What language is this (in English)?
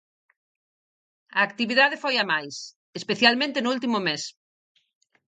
Galician